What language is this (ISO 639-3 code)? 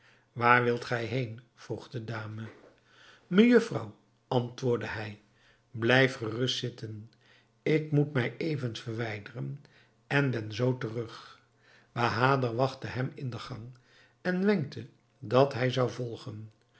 nld